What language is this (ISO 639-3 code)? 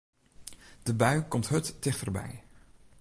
fry